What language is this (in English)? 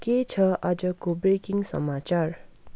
Nepali